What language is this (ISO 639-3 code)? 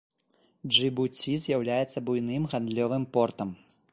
bel